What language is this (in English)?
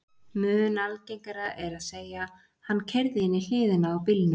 Icelandic